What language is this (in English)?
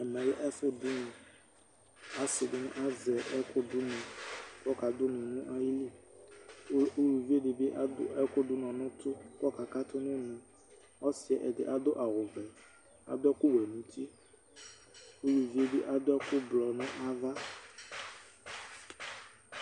Ikposo